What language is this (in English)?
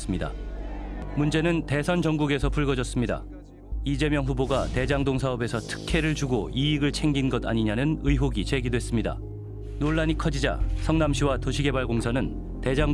Korean